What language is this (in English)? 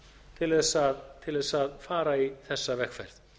Icelandic